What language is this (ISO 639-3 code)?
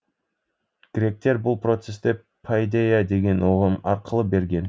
kaz